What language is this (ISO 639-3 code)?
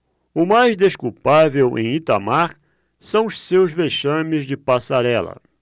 por